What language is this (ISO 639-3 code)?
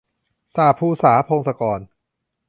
tha